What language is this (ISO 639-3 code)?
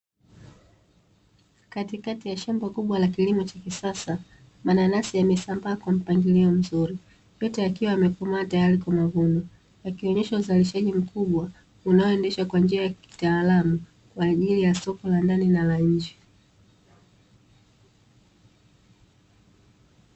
swa